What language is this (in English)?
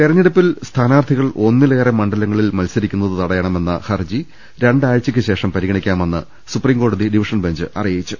Malayalam